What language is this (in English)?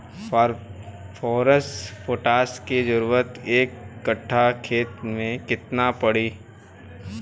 Bhojpuri